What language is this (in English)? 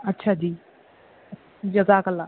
Urdu